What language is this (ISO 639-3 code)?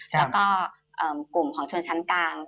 tha